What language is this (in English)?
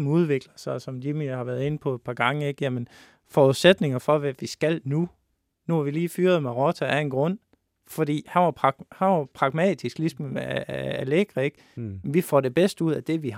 Danish